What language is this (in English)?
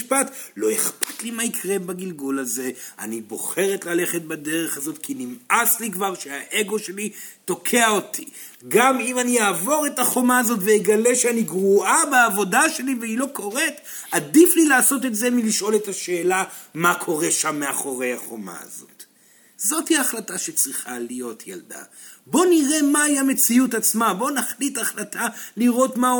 Hebrew